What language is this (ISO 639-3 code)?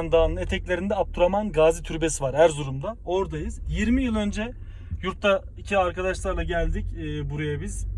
tur